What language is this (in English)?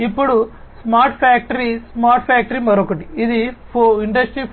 Telugu